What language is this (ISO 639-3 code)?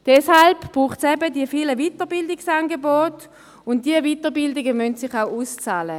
gsw